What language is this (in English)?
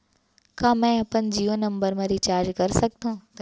Chhattisgarhi